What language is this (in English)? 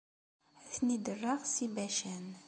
Kabyle